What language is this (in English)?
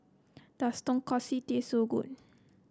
English